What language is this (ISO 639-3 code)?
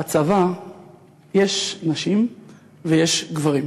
heb